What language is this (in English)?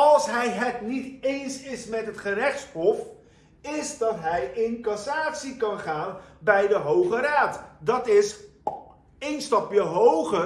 Dutch